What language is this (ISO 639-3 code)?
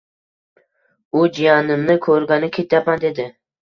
uzb